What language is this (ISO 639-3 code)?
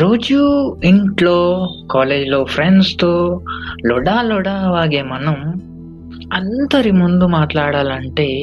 tel